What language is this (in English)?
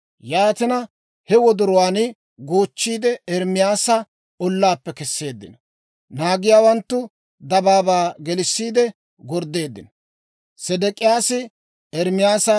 Dawro